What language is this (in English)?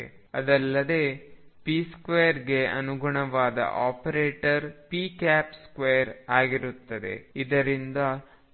Kannada